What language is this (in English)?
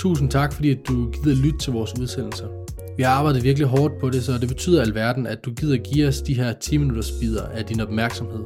Danish